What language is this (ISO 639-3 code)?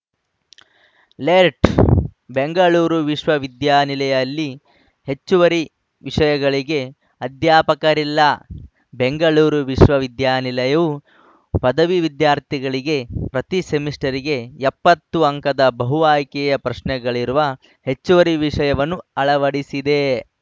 kan